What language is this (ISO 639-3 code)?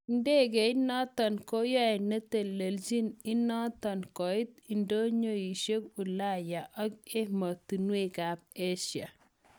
kln